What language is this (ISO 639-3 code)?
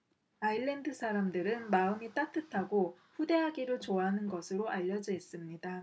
kor